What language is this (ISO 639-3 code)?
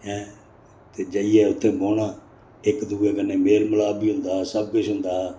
doi